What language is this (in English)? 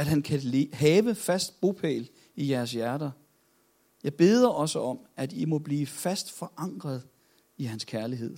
Danish